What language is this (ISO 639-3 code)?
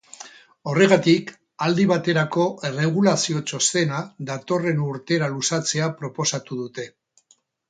eus